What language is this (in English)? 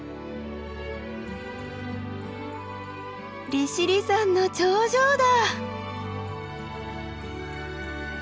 Japanese